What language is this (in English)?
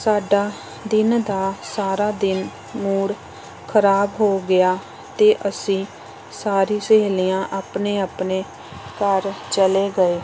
Punjabi